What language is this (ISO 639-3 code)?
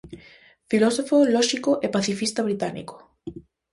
glg